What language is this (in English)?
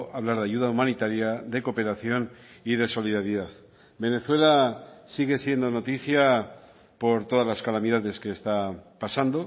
Spanish